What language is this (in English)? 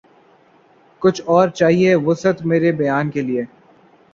Urdu